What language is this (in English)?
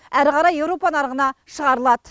Kazakh